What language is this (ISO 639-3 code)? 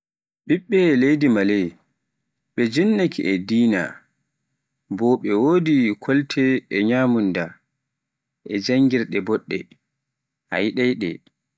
fuf